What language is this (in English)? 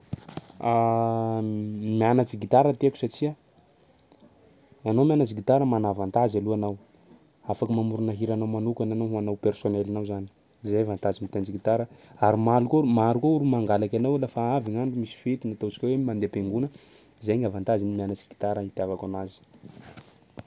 Sakalava Malagasy